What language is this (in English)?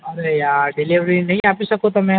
Gujarati